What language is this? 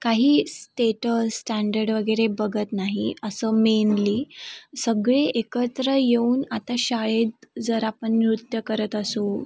Marathi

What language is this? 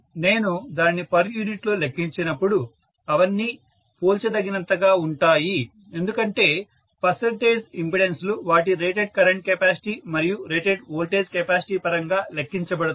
Telugu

